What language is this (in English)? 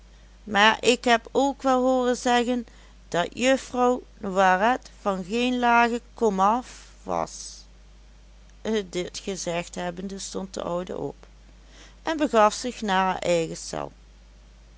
Dutch